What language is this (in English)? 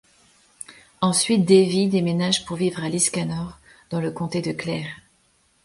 French